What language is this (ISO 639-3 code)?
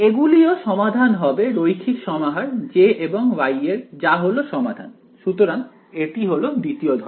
ben